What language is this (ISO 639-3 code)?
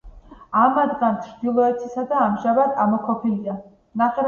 kat